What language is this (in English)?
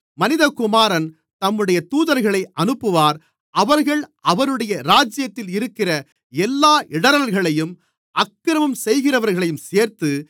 Tamil